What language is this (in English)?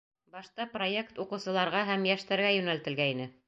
Bashkir